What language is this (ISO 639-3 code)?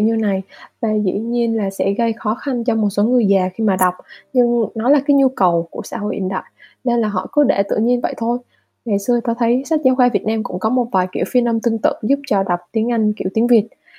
vie